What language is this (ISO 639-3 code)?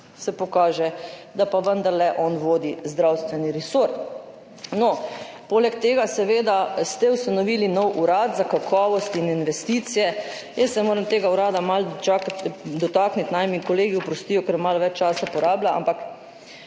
slv